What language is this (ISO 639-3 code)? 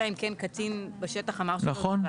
heb